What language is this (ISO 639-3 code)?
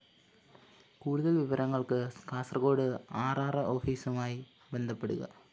mal